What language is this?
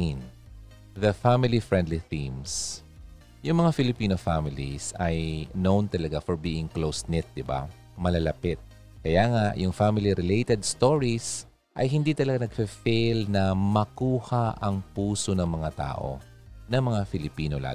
Filipino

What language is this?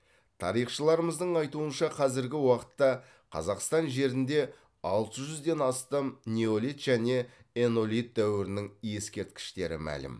Kazakh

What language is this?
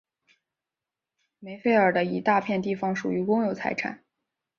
Chinese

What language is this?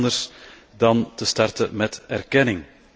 Dutch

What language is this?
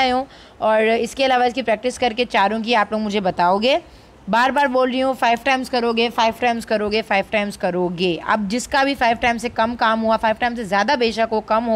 Hindi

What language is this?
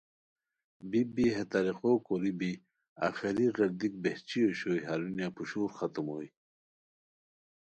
Khowar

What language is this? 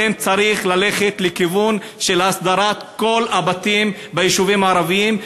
Hebrew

